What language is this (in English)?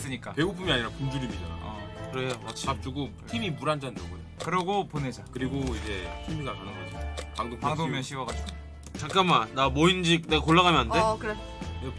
Korean